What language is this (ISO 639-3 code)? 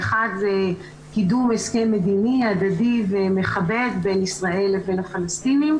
heb